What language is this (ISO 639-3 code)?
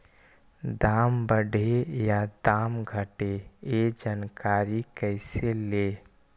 mag